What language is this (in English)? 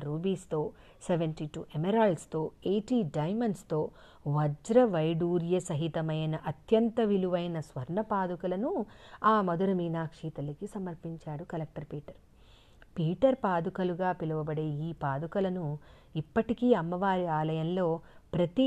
Telugu